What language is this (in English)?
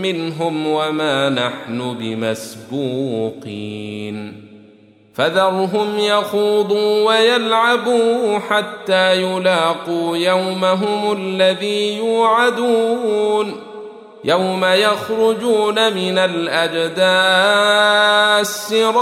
Arabic